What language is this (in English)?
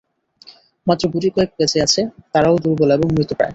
Bangla